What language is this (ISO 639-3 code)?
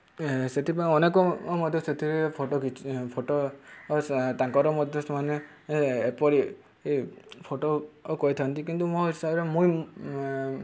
ori